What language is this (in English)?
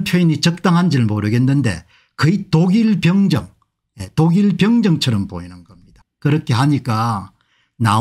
Korean